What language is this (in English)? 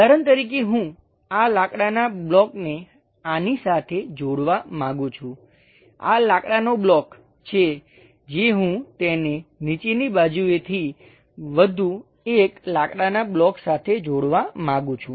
Gujarati